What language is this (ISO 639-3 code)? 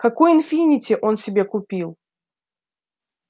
rus